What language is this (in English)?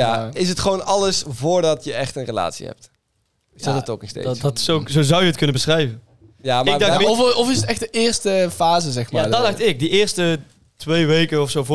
Dutch